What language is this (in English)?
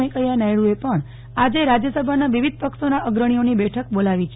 Gujarati